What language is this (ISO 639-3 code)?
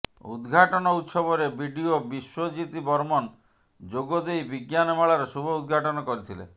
ori